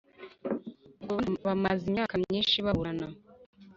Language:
Kinyarwanda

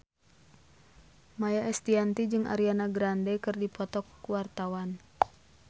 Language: Sundanese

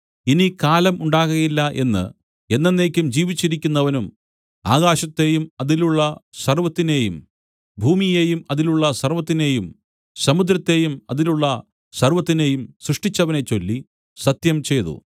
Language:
Malayalam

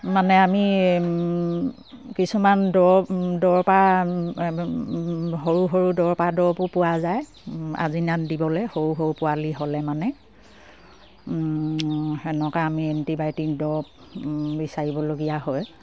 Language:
Assamese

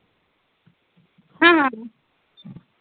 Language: Dogri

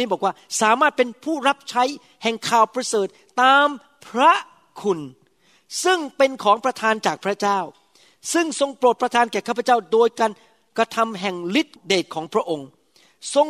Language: Thai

